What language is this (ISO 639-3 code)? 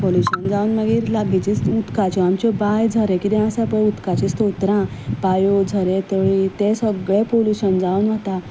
kok